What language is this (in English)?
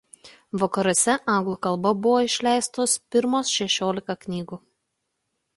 Lithuanian